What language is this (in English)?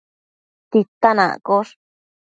Matsés